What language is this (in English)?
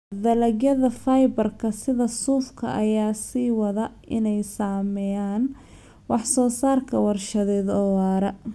Somali